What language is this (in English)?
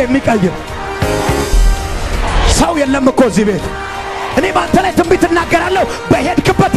Arabic